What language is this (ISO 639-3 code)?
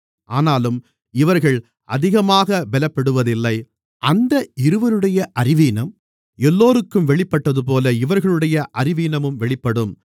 tam